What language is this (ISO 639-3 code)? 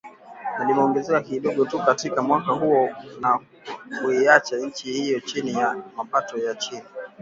swa